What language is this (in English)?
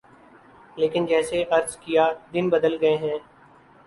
Urdu